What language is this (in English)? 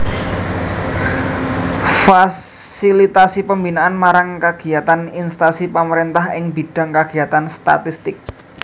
Javanese